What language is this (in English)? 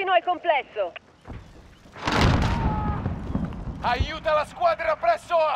Italian